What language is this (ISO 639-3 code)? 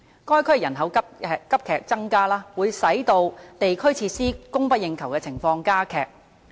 yue